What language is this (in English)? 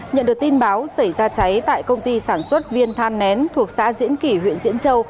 Vietnamese